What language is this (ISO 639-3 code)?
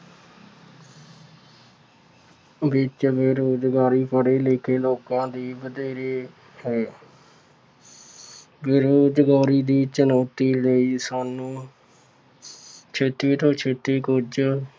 pan